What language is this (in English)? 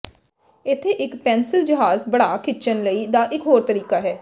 Punjabi